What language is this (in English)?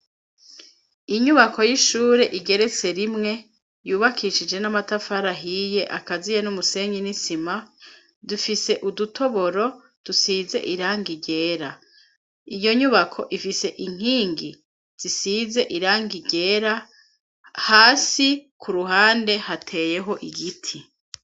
Rundi